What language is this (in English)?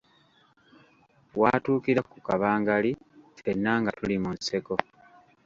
Ganda